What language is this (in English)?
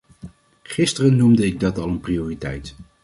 Dutch